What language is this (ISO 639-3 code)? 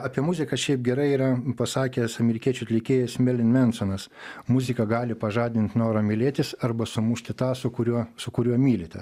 lit